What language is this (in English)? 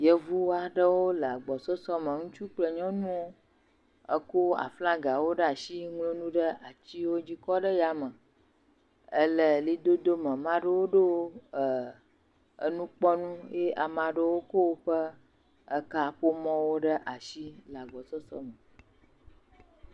Ewe